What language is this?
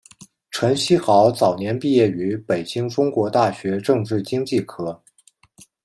Chinese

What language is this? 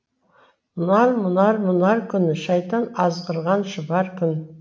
Kazakh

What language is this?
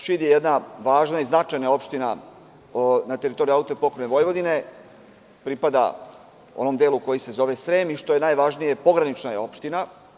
Serbian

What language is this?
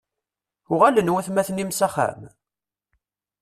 Kabyle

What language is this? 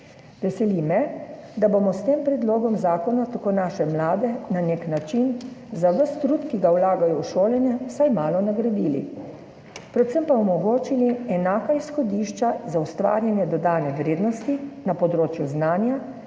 Slovenian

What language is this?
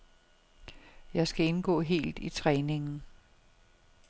Danish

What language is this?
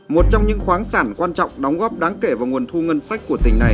Vietnamese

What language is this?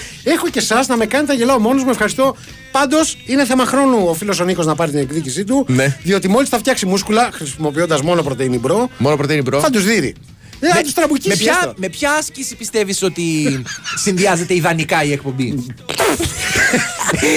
Greek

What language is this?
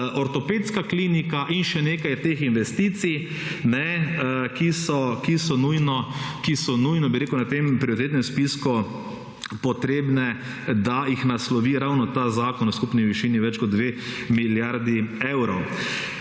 Slovenian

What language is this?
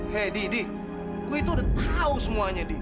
Indonesian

